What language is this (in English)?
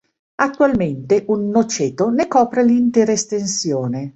Italian